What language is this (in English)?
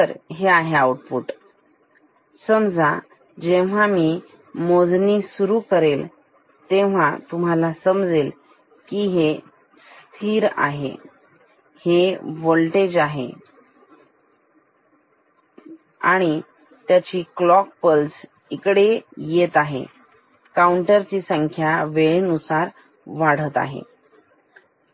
Marathi